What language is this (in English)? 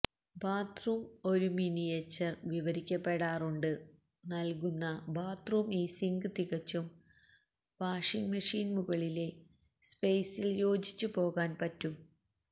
Malayalam